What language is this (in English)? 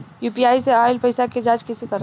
Bhojpuri